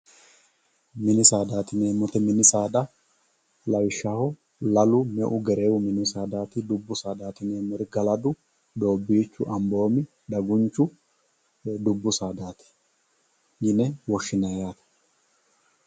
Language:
Sidamo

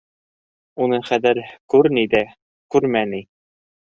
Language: Bashkir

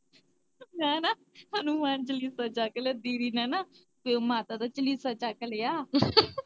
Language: Punjabi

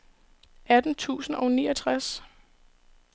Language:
Danish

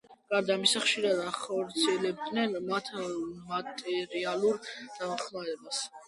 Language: Georgian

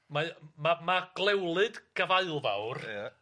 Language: Welsh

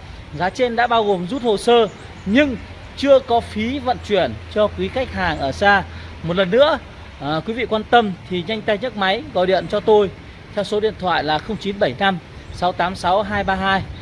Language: Vietnamese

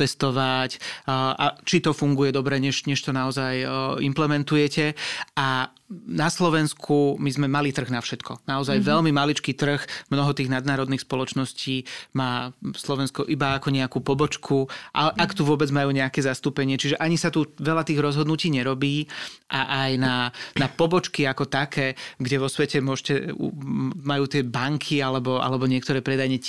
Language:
Slovak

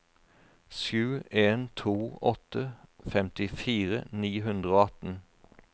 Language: Norwegian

